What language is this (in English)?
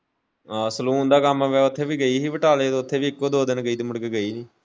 Punjabi